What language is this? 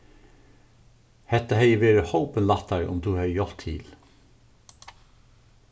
Faroese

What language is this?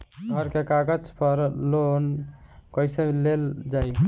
Bhojpuri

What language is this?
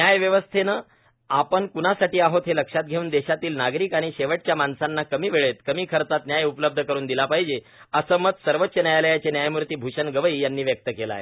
Marathi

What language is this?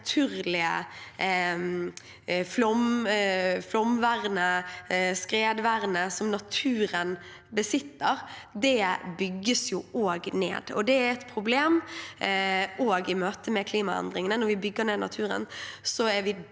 Norwegian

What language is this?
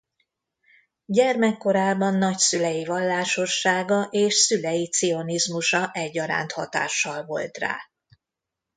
Hungarian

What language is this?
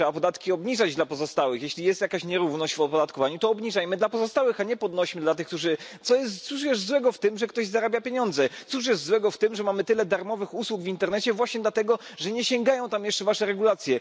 Polish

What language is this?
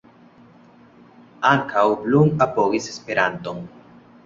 Esperanto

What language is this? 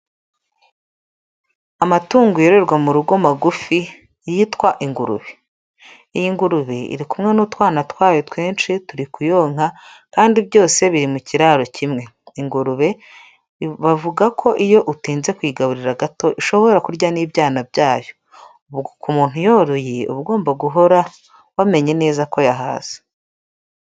Kinyarwanda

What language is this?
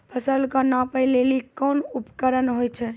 Maithili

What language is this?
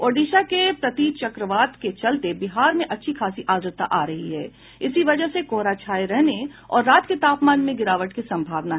Hindi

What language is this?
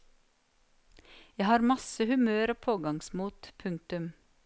Norwegian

